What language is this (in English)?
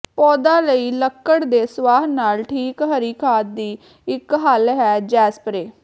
Punjabi